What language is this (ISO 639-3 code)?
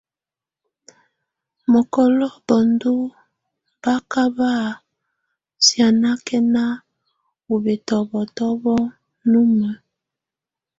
tvu